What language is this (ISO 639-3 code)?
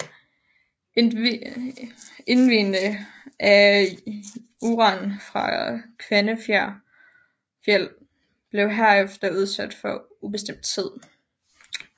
dan